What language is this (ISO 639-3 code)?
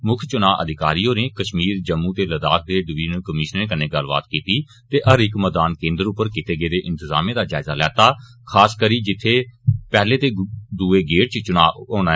doi